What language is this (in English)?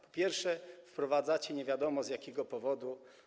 Polish